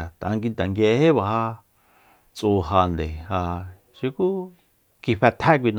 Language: Soyaltepec Mazatec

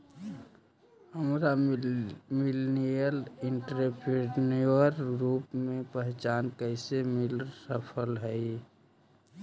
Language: Magahi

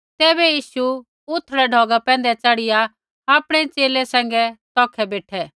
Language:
Kullu Pahari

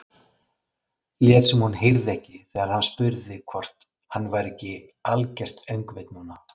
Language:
Icelandic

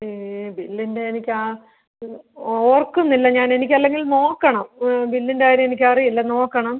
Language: Malayalam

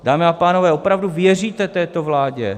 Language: Czech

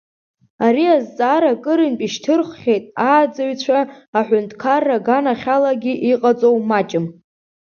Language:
Abkhazian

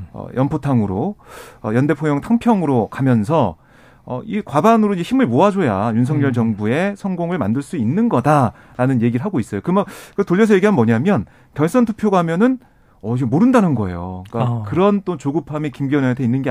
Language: Korean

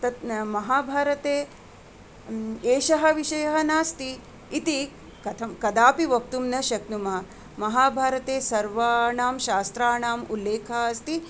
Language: Sanskrit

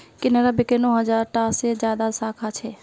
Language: Magahi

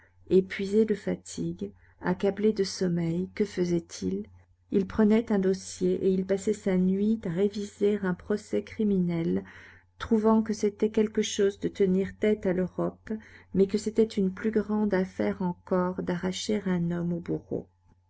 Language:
French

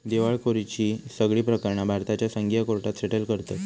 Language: Marathi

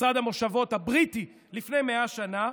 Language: Hebrew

